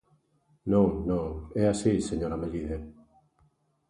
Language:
Galician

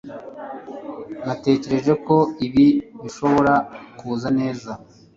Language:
Kinyarwanda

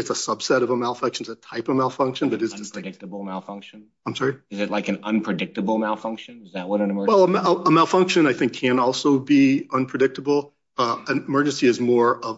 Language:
English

